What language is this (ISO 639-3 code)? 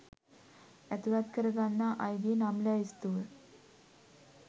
sin